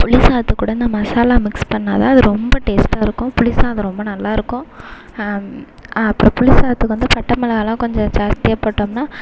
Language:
Tamil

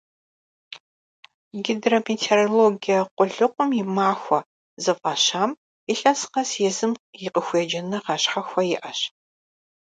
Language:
Kabardian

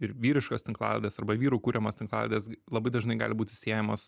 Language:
Lithuanian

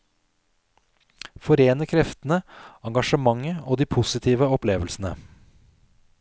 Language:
Norwegian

